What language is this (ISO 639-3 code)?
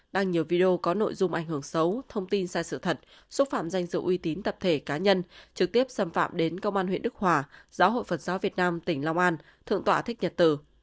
vie